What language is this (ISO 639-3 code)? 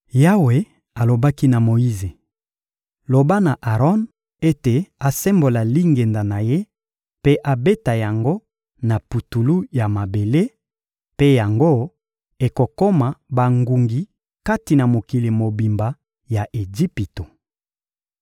lin